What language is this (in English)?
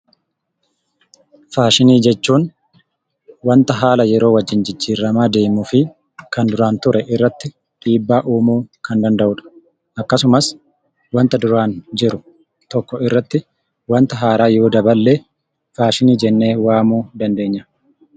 Oromo